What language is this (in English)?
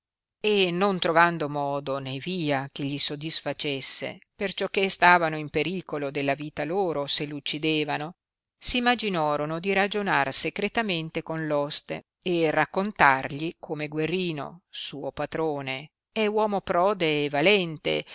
Italian